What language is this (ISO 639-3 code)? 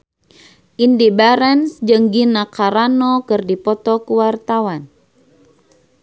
sun